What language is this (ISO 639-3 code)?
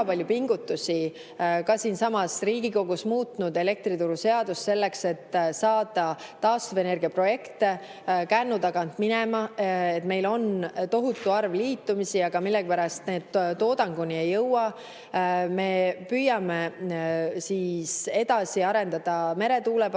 est